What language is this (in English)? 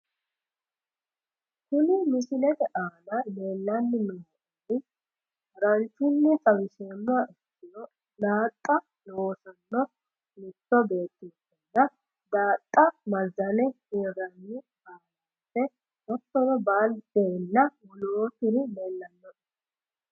Sidamo